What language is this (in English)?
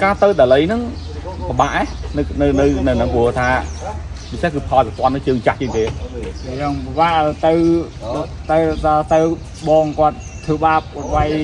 Vietnamese